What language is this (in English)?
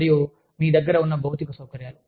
Telugu